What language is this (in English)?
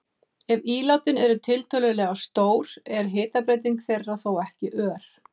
Icelandic